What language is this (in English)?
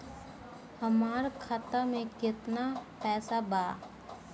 Bhojpuri